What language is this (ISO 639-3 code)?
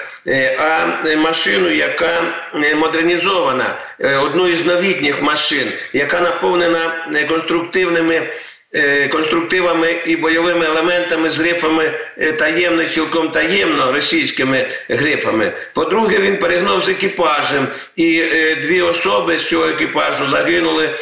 ukr